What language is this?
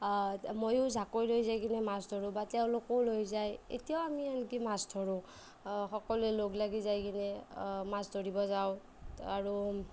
Assamese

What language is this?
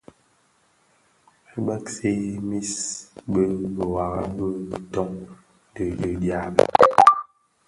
Bafia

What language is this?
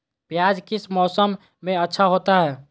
Magahi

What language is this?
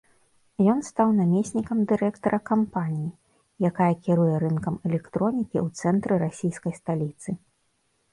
Belarusian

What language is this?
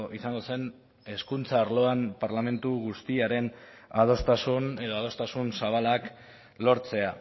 Basque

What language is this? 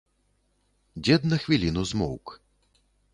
Belarusian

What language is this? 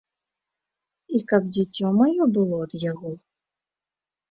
Belarusian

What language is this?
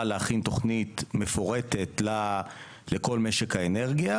Hebrew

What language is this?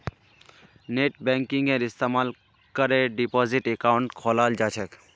Magahi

